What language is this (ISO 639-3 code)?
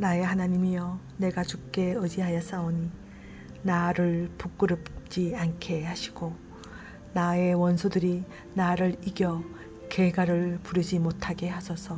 kor